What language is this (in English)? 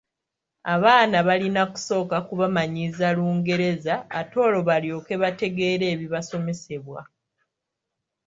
Ganda